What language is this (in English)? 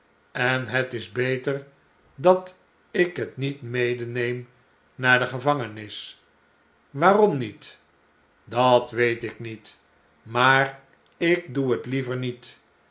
Dutch